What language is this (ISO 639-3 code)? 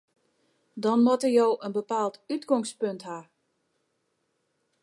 fry